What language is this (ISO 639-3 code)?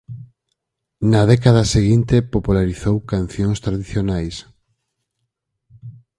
glg